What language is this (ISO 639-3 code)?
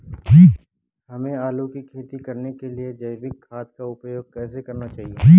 hin